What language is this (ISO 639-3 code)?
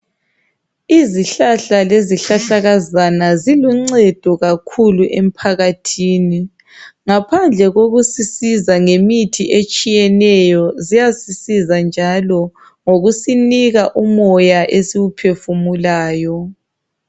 nde